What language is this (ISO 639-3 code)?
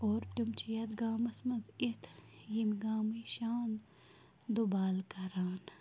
kas